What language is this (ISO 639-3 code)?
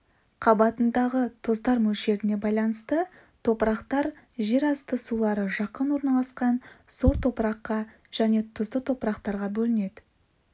kaz